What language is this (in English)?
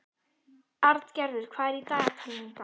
Icelandic